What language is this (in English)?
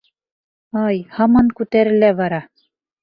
Bashkir